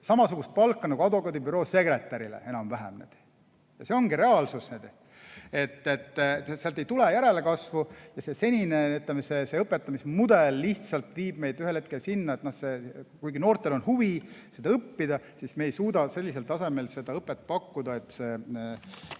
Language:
Estonian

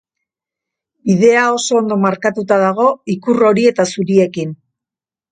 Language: Basque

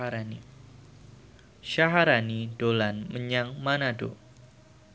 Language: Javanese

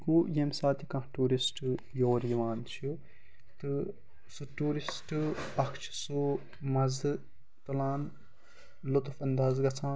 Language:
Kashmiri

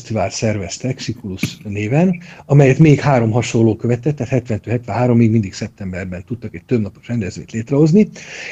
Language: Hungarian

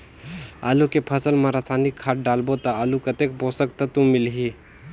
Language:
Chhattisgarhi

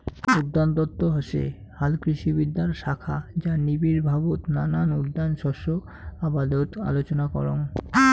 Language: Bangla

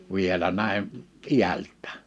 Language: Finnish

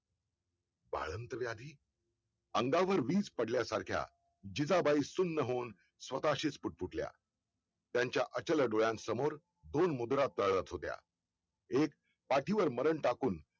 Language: Marathi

